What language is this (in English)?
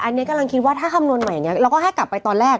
Thai